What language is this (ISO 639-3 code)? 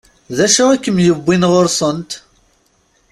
kab